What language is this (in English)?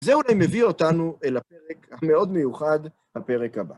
Hebrew